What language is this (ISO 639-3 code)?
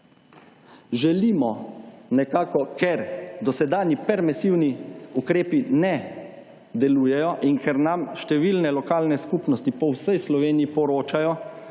slv